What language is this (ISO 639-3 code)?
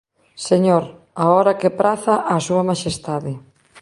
glg